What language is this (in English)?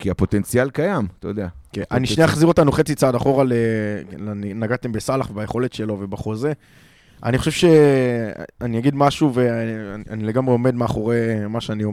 Hebrew